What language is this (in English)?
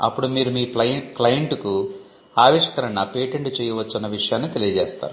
Telugu